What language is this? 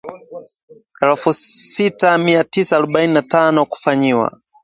Swahili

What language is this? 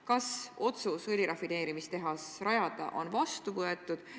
Estonian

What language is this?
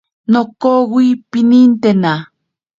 Ashéninka Perené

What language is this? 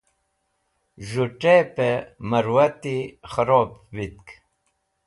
Wakhi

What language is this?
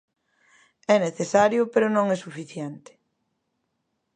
Galician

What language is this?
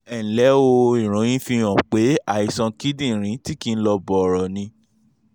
Yoruba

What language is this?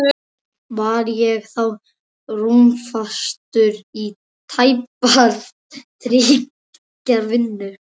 Icelandic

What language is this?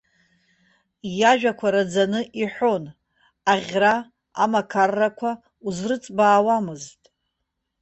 Abkhazian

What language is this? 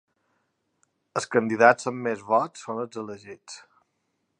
Catalan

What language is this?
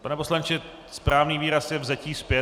Czech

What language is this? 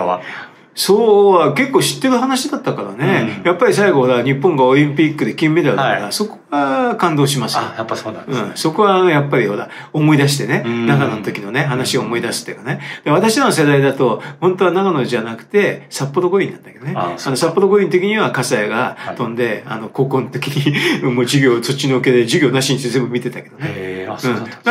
Japanese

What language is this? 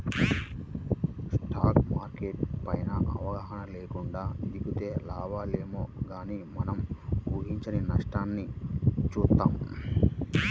Telugu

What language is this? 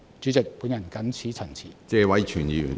Cantonese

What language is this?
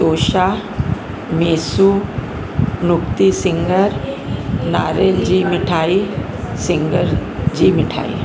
Sindhi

